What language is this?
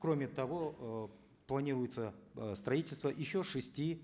Kazakh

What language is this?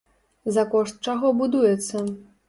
Belarusian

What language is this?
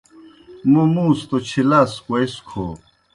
Kohistani Shina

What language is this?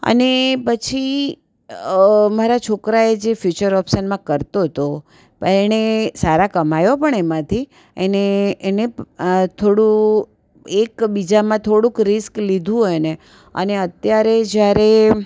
Gujarati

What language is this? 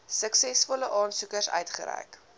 Afrikaans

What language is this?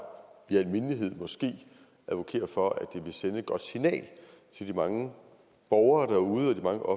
Danish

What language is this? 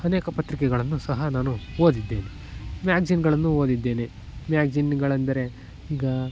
Kannada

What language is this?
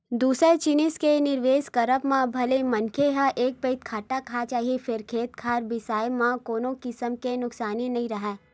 Chhattisgarhi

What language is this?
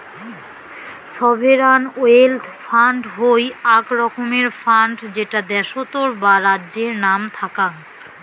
Bangla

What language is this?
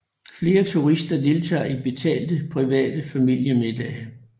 Danish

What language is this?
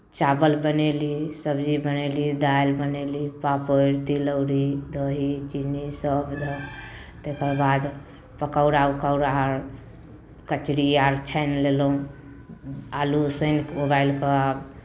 Maithili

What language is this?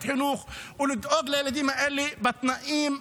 Hebrew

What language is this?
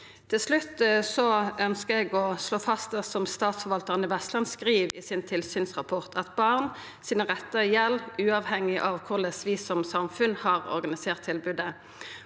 Norwegian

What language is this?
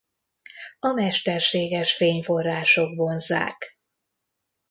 Hungarian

